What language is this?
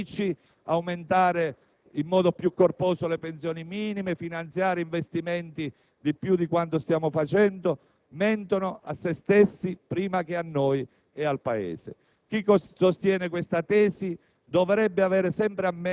Italian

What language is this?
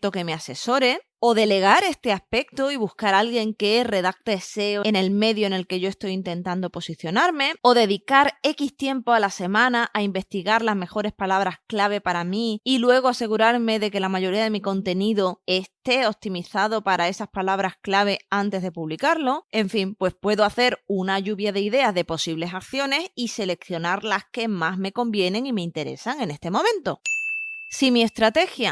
Spanish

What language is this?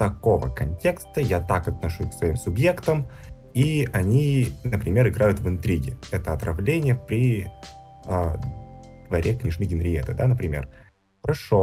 Russian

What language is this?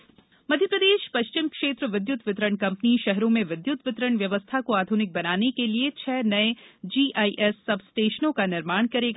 Hindi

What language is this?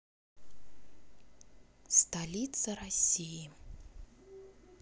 Russian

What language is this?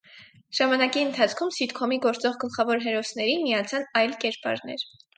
Armenian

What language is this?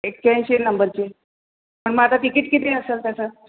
Marathi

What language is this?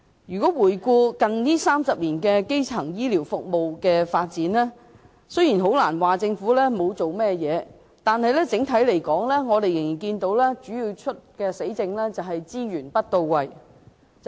Cantonese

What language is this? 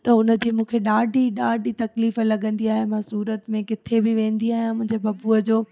Sindhi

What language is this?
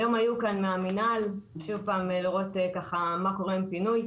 Hebrew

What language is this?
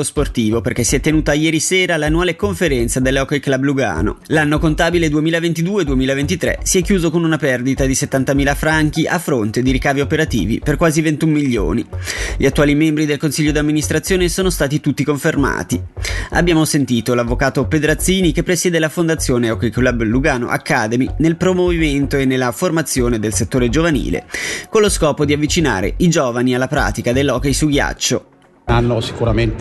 Italian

